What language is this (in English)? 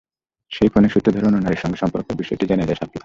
Bangla